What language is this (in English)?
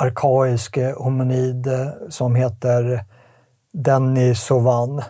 Swedish